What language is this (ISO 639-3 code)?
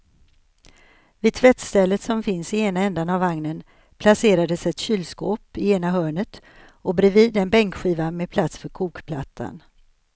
swe